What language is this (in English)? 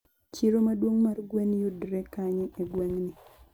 Luo (Kenya and Tanzania)